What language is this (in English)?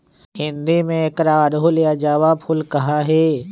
Magahi